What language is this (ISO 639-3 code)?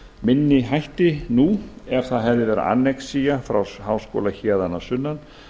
isl